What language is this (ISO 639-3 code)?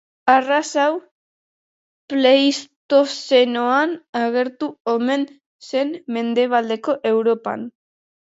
eus